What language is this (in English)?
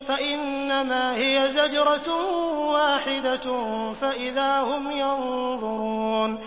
Arabic